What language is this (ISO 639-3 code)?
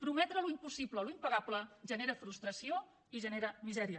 cat